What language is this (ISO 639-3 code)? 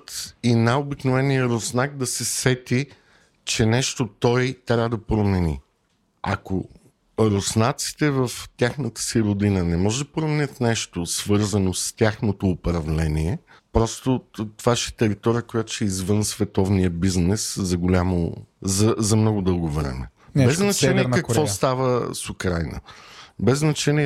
bul